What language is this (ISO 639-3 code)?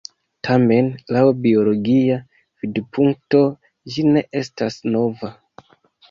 epo